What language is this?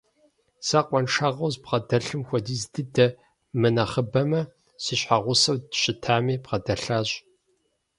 Kabardian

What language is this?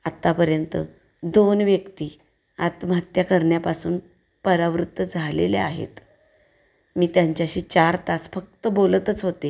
Marathi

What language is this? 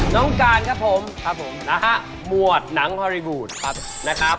Thai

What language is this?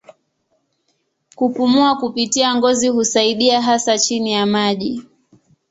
Swahili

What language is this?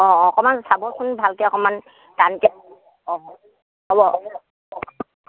Assamese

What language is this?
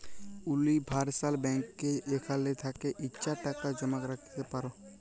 Bangla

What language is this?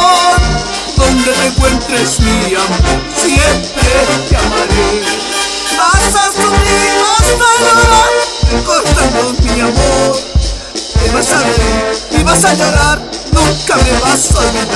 Romanian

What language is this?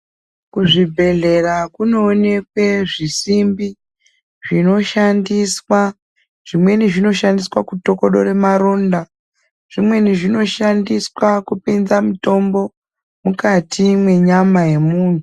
Ndau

